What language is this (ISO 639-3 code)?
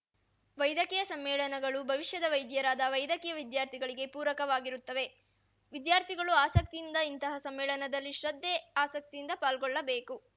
kan